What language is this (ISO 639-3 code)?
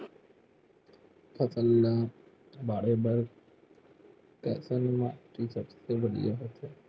hne